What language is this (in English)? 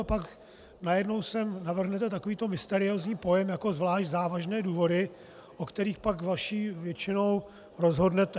Czech